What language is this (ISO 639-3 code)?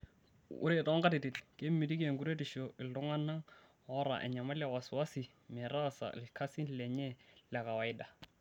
mas